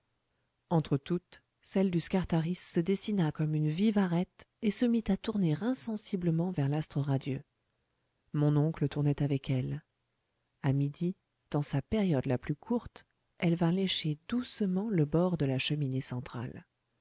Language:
French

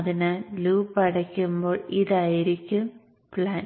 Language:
Malayalam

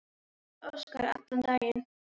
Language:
Icelandic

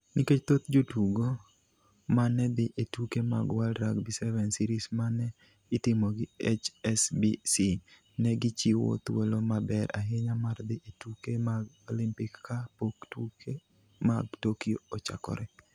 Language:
Luo (Kenya and Tanzania)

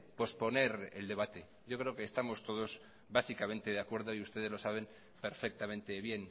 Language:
Spanish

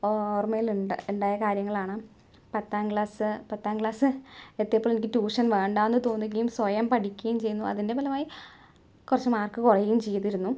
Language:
Malayalam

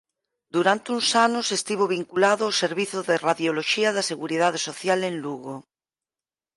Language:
Galician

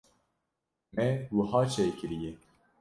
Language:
Kurdish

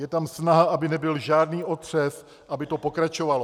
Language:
Czech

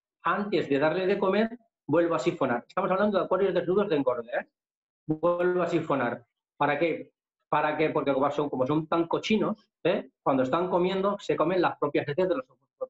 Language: Spanish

